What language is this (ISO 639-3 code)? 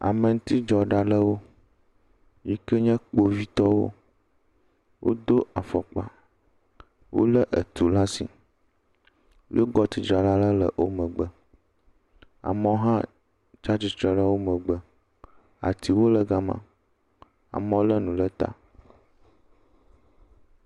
ewe